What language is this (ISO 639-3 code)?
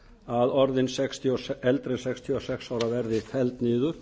isl